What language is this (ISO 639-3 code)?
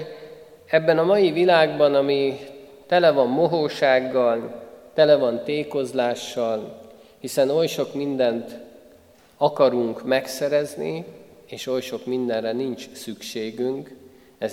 hun